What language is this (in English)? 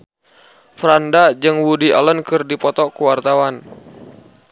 Sundanese